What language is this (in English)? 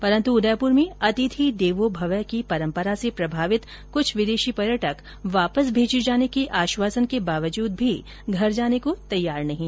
Hindi